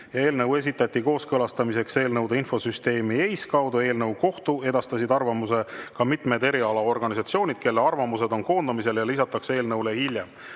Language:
Estonian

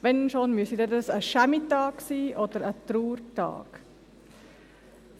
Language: Swiss German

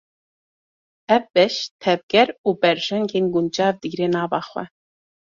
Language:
Kurdish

